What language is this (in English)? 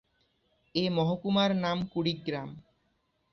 Bangla